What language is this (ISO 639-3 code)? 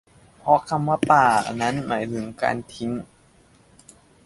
tha